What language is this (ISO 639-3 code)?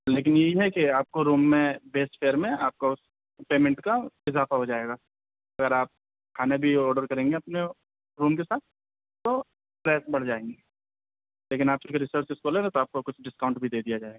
urd